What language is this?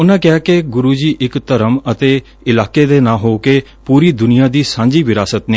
Punjabi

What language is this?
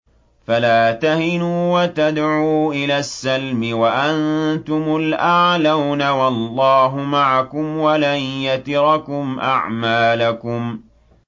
Arabic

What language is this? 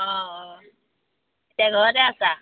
Assamese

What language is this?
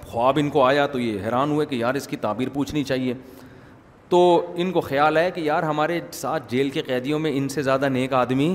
Urdu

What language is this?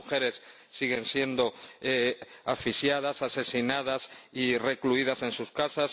Spanish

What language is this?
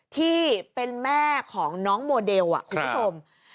Thai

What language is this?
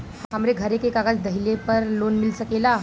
Bhojpuri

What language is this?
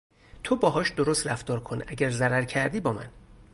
Persian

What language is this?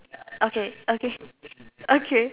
English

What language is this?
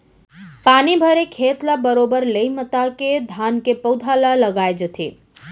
Chhattisgarhi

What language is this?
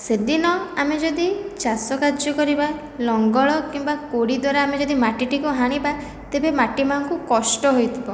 Odia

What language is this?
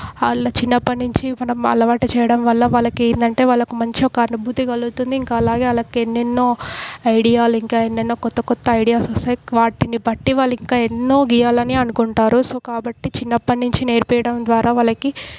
Telugu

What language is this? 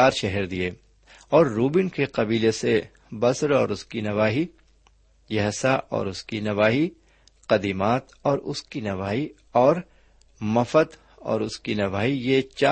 Urdu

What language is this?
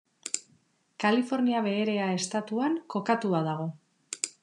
Basque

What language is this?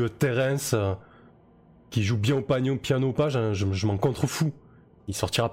French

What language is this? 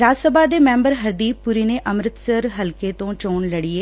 Punjabi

